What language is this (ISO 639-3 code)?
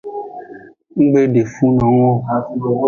ajg